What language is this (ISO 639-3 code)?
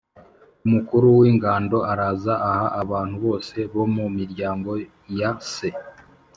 kin